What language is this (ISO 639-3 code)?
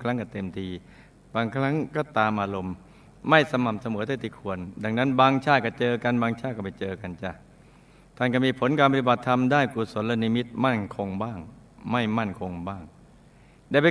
tha